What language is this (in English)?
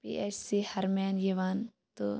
Kashmiri